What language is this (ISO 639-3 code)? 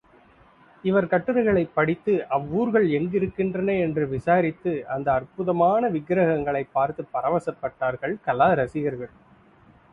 tam